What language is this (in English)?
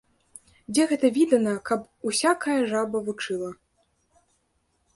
Belarusian